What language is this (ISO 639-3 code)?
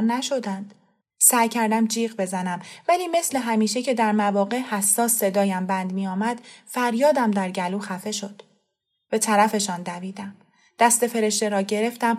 fas